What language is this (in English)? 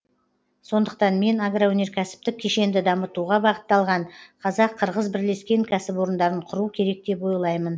Kazakh